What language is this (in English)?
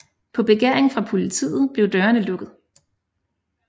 Danish